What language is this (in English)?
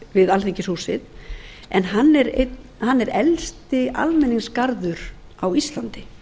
Icelandic